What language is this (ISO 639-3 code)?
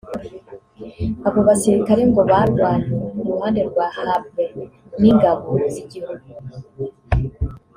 kin